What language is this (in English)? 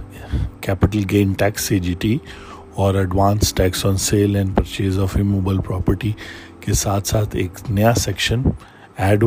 Urdu